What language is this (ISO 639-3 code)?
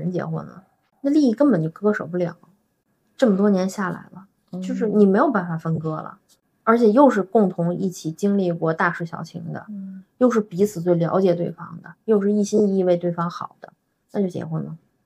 zho